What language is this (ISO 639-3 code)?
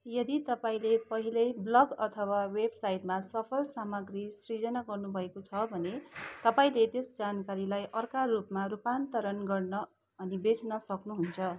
nep